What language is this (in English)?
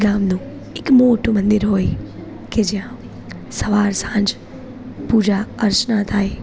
Gujarati